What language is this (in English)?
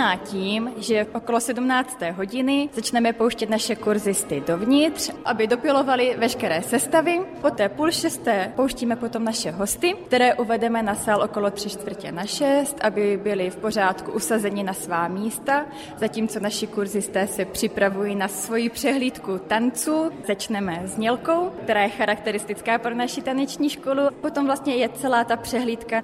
Czech